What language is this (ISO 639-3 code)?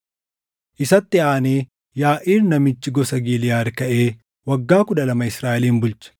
orm